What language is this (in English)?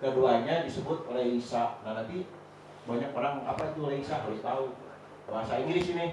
Indonesian